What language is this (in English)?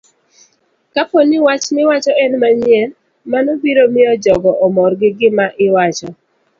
Luo (Kenya and Tanzania)